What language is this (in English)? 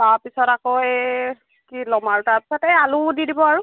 Assamese